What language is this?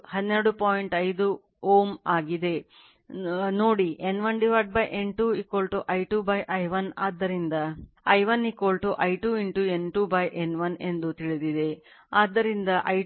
Kannada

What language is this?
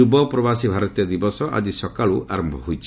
Odia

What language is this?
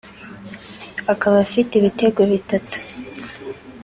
Kinyarwanda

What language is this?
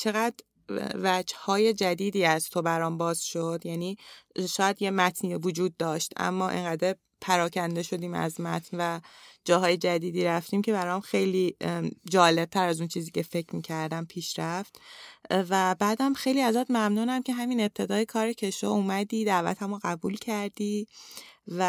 Persian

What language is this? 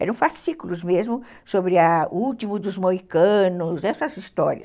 Portuguese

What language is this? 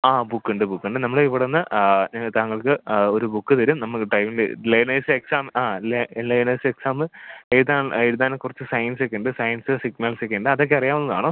Malayalam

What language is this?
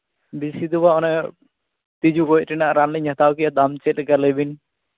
Santali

